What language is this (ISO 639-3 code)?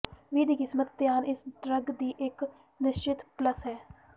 pan